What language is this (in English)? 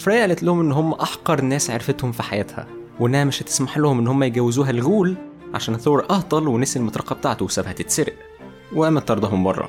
Arabic